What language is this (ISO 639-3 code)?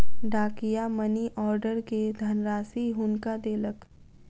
mai